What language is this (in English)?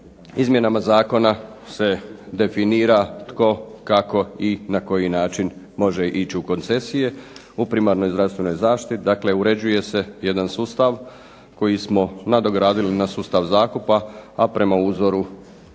Croatian